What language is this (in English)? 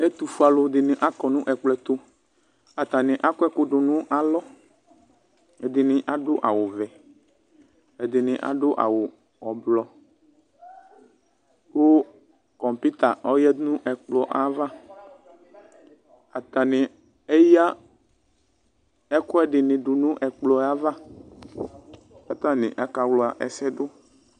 Ikposo